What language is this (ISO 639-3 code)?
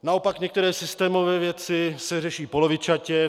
ces